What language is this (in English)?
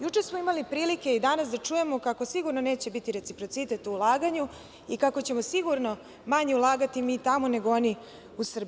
Serbian